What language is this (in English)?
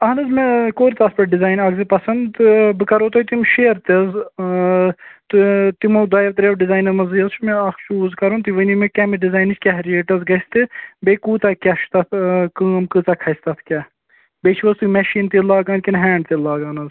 Kashmiri